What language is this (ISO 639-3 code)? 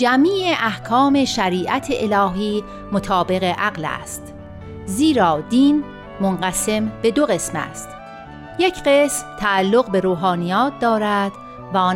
fas